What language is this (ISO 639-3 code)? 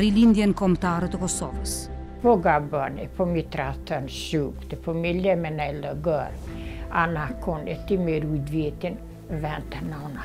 ron